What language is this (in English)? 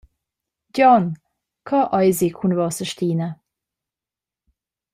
Romansh